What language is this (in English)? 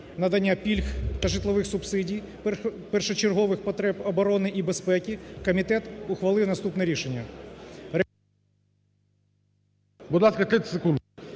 Ukrainian